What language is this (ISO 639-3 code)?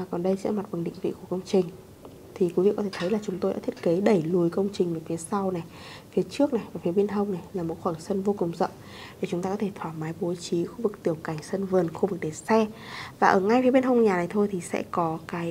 vie